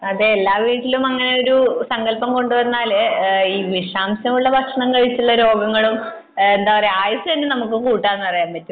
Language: Malayalam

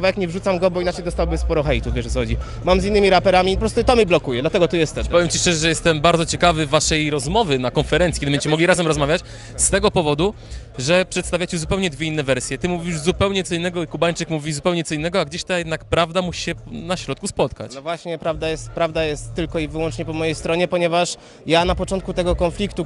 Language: Polish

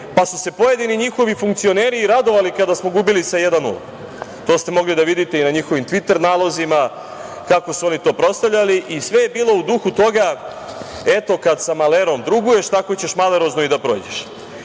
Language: Serbian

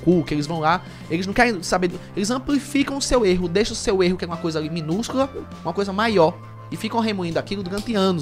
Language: Portuguese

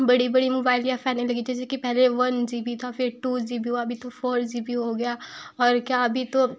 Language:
Hindi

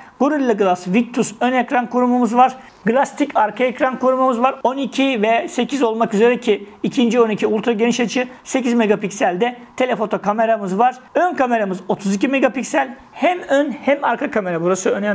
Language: Turkish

